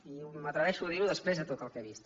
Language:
Catalan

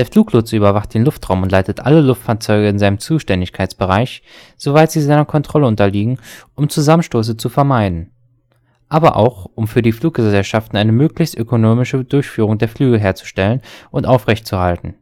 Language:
German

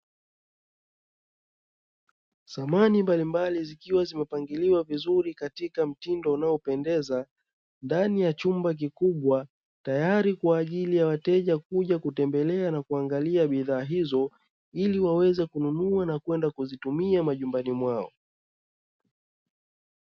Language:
Swahili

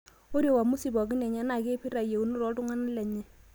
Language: Masai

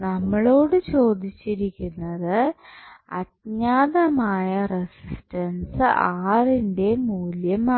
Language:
Malayalam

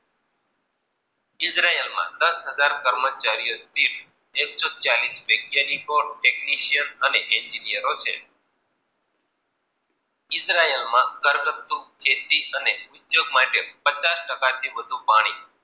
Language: Gujarati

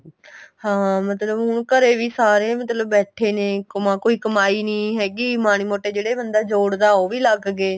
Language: Punjabi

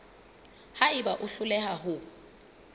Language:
Southern Sotho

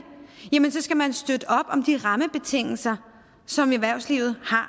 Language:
Danish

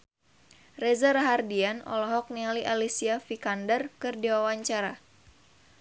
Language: Sundanese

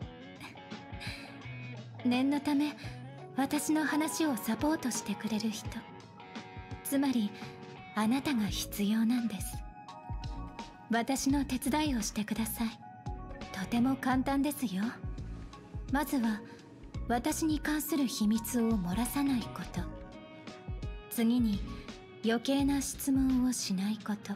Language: Japanese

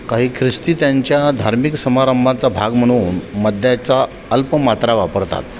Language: Marathi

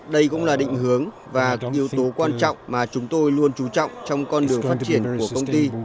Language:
Vietnamese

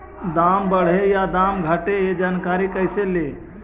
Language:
Magahi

